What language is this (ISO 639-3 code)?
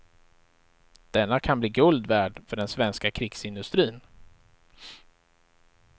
swe